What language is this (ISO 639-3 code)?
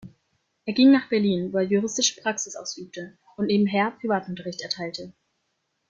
deu